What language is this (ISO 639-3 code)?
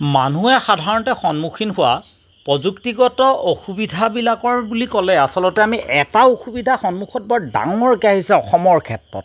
asm